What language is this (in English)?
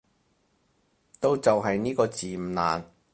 Cantonese